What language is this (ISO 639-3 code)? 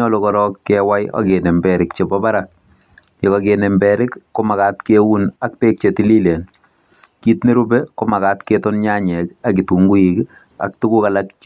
kln